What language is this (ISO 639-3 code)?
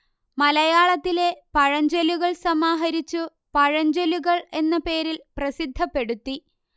mal